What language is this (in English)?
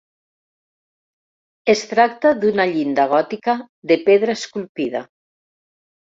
Catalan